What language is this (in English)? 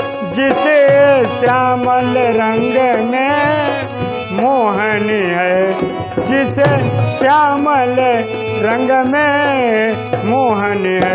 Hindi